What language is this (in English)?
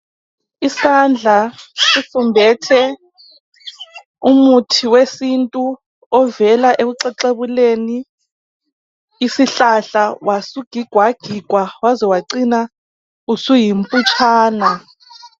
North Ndebele